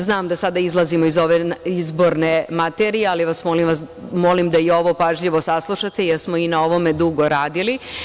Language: Serbian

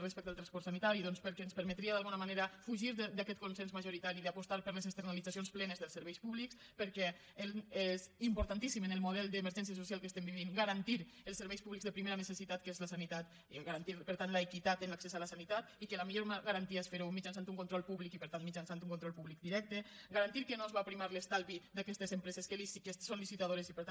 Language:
Catalan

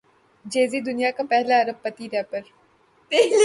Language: Urdu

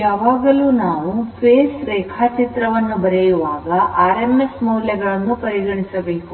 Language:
Kannada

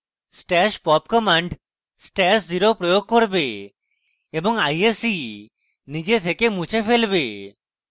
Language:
Bangla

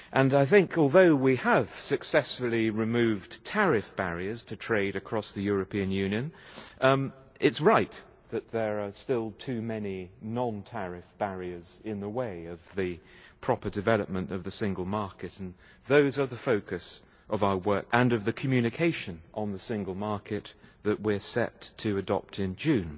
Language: English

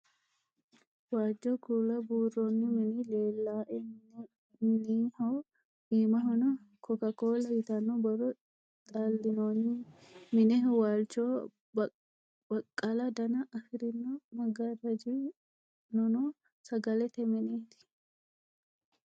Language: Sidamo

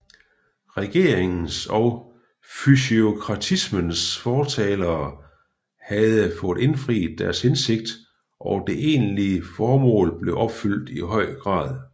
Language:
Danish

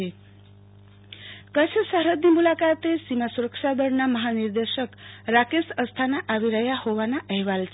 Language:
Gujarati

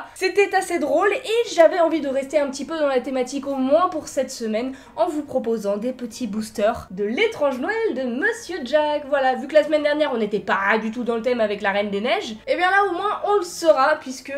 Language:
French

